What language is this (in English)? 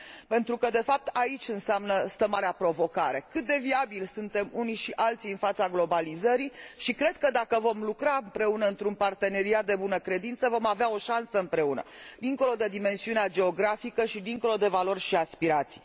Romanian